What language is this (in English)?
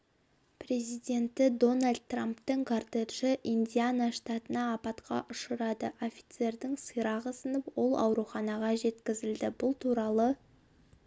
Kazakh